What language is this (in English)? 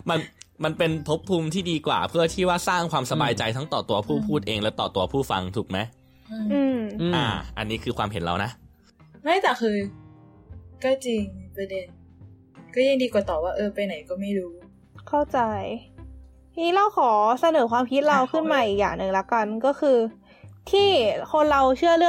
Thai